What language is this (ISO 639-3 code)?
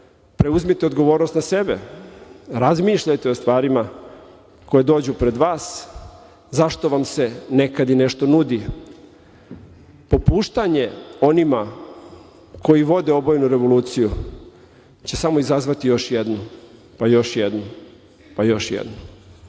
srp